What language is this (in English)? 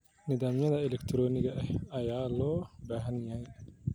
Somali